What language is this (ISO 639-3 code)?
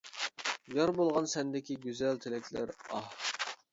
uig